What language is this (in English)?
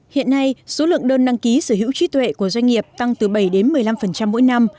Vietnamese